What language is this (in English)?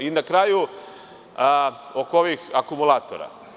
Serbian